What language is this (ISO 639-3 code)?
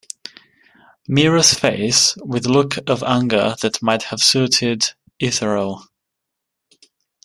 eng